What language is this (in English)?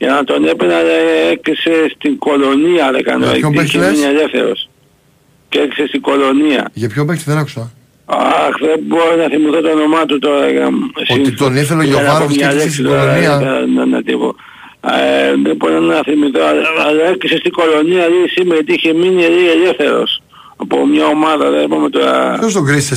Greek